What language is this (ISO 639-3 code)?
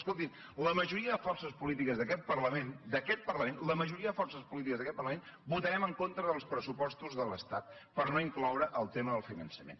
cat